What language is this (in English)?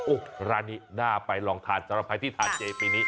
Thai